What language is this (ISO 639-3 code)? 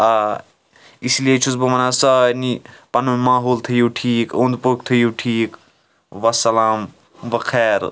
kas